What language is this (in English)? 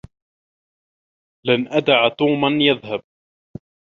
Arabic